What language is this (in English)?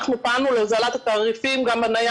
Hebrew